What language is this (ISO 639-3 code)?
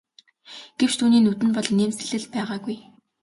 mon